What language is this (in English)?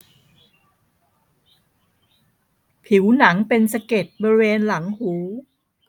Thai